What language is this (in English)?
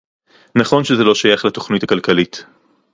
Hebrew